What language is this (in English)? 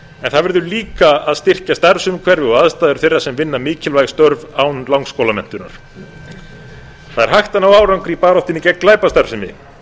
Icelandic